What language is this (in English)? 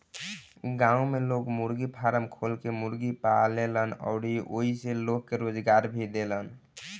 Bhojpuri